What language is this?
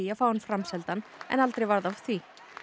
Icelandic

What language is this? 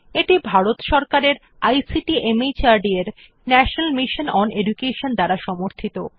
Bangla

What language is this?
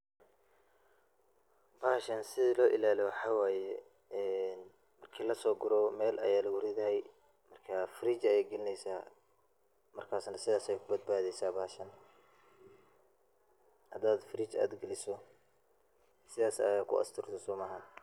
Somali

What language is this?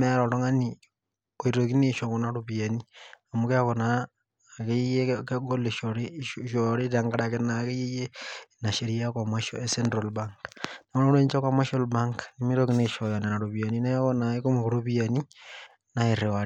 Masai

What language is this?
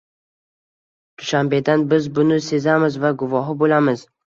Uzbek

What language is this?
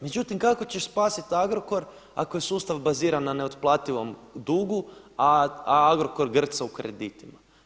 Croatian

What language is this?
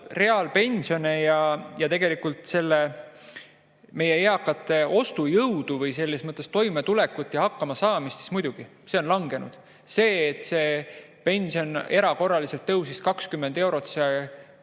Estonian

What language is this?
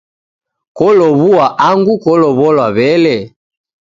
Taita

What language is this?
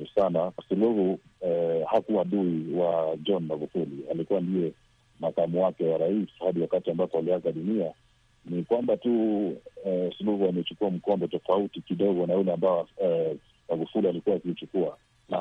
Swahili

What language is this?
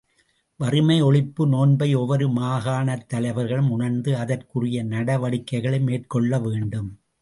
Tamil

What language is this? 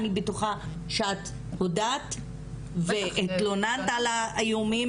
Hebrew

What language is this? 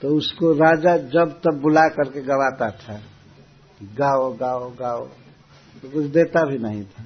Hindi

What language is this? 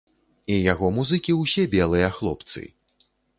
Belarusian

